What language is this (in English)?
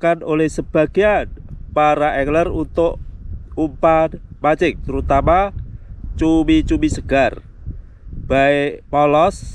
Indonesian